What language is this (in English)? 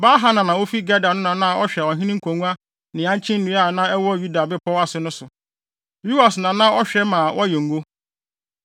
Akan